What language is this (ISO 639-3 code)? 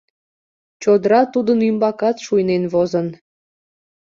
chm